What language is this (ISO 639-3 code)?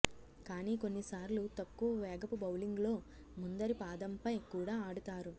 tel